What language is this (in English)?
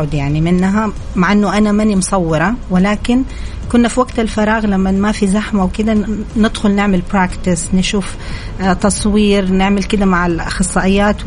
Arabic